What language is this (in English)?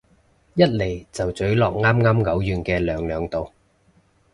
Cantonese